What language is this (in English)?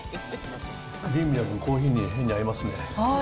Japanese